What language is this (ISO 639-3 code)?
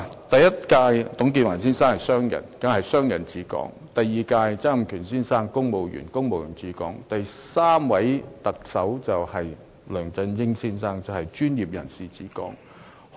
yue